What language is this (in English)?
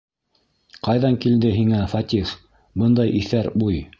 Bashkir